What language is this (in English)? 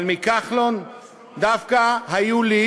Hebrew